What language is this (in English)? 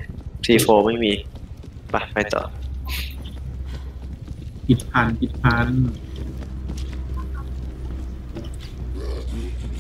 Thai